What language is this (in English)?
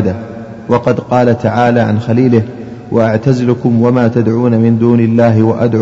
Arabic